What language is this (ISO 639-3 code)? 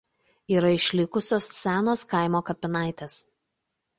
lit